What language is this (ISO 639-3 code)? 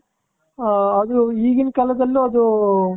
kan